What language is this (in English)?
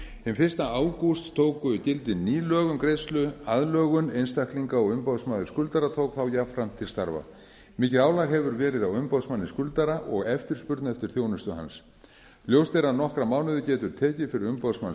Icelandic